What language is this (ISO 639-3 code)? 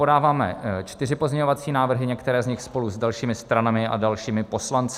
ces